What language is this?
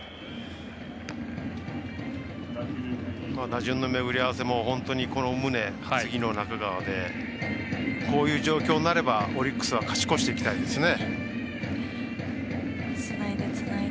Japanese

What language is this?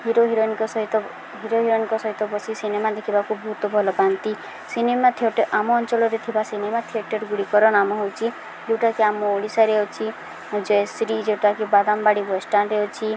Odia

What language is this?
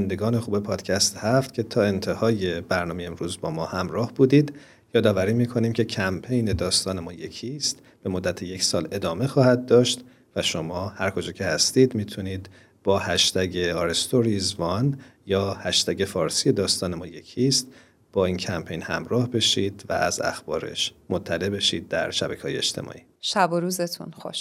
Persian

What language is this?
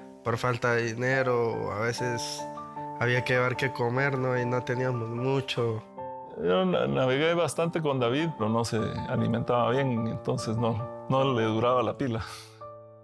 Spanish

